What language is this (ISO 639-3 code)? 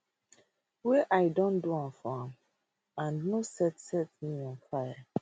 pcm